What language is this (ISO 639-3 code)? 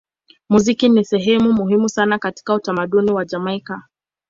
swa